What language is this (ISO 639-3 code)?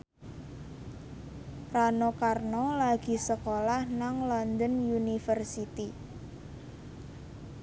jav